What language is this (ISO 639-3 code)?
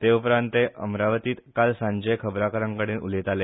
kok